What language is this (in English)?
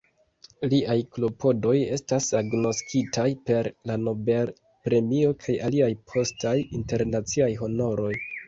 Esperanto